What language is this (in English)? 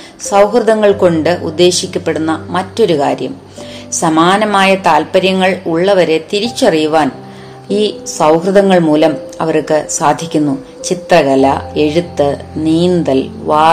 Malayalam